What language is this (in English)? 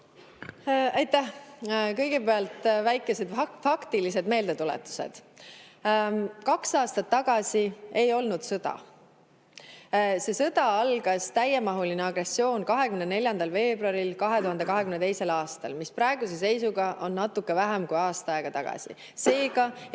Estonian